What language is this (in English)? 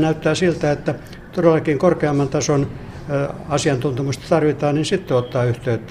Finnish